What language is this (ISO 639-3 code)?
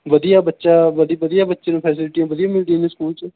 pan